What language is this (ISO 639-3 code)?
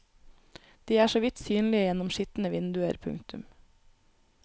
nor